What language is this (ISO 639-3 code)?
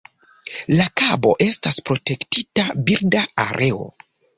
epo